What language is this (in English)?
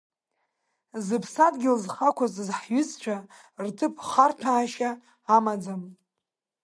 Abkhazian